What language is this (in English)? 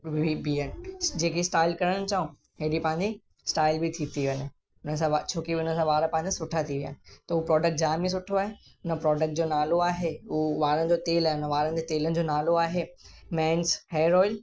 Sindhi